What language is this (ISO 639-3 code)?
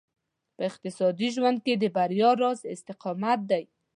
pus